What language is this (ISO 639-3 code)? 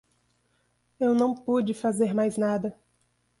por